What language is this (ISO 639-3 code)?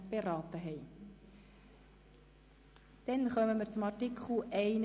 gsw